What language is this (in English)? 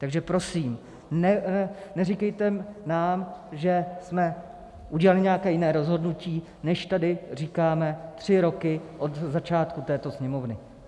Czech